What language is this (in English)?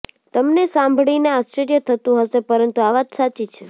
Gujarati